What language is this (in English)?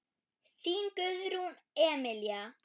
Icelandic